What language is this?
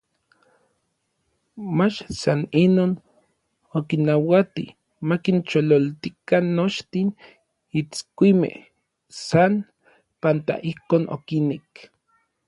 Orizaba Nahuatl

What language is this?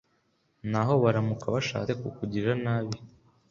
Kinyarwanda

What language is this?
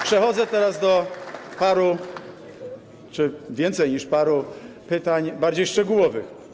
Polish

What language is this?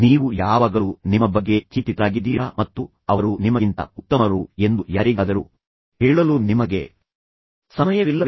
Kannada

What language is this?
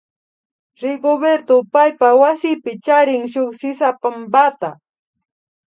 Imbabura Highland Quichua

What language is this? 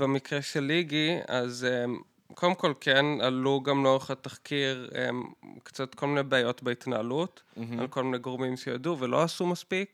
Hebrew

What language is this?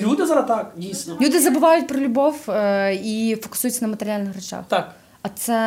Ukrainian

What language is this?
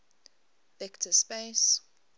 English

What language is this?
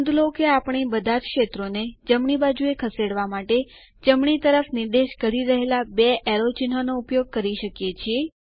Gujarati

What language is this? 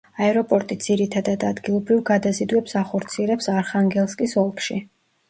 Georgian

